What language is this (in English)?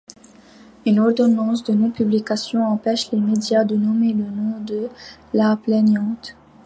French